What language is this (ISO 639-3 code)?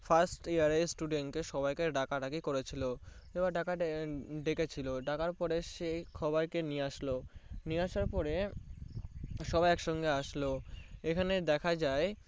ben